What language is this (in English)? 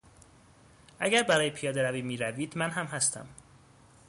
Persian